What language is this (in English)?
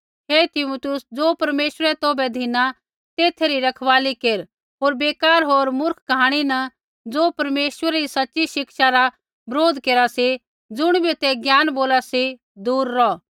Kullu Pahari